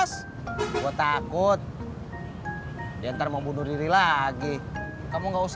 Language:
Indonesian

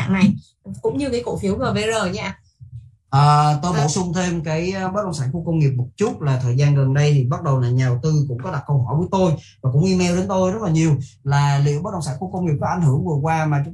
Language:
Vietnamese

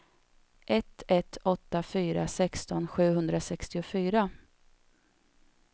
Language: Swedish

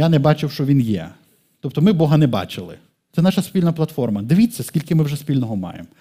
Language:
Ukrainian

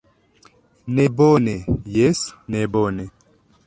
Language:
Esperanto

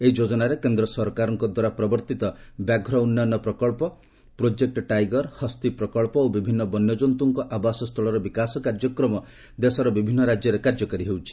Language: Odia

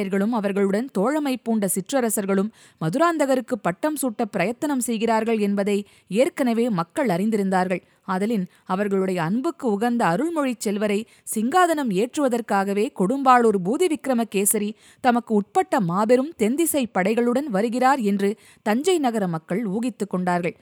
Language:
Tamil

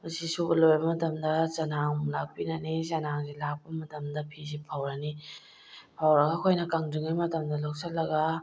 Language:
Manipuri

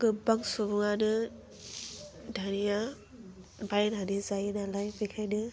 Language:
Bodo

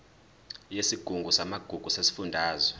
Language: Zulu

